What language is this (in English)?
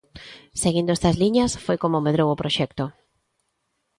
Galician